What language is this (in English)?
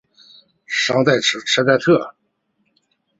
Chinese